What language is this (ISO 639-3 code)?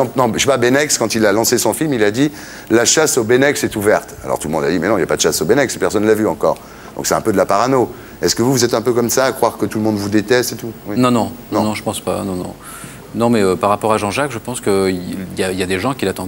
fra